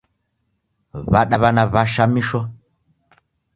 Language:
Taita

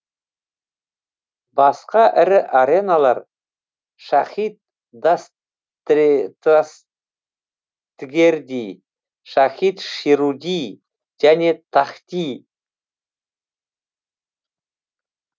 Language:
Kazakh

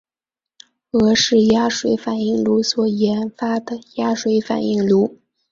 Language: Chinese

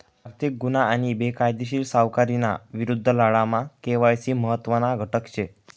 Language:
Marathi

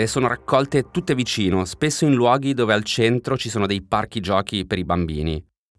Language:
Italian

